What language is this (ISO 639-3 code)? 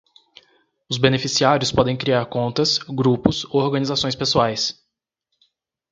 por